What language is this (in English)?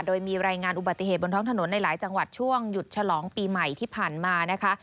Thai